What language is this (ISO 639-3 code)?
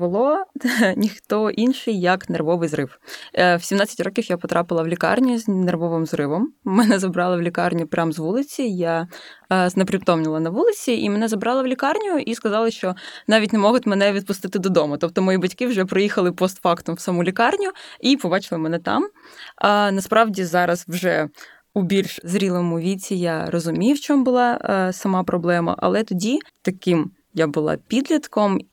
ukr